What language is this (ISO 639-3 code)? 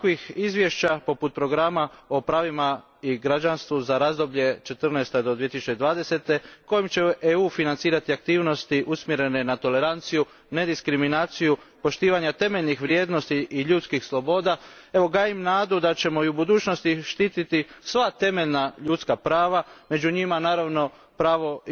hrv